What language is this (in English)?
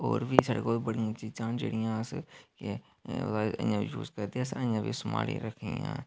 Dogri